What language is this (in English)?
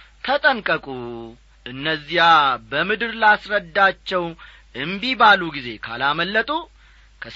Amharic